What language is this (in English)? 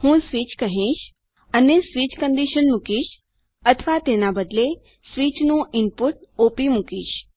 Gujarati